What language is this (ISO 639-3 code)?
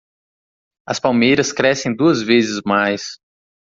por